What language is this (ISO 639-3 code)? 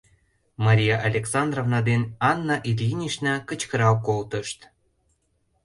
chm